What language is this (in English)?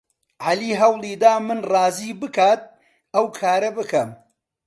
Central Kurdish